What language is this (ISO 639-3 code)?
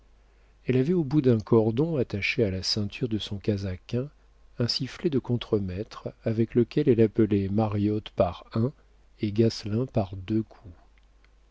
fra